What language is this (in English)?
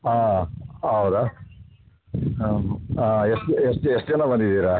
Kannada